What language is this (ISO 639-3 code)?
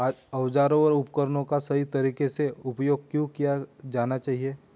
hin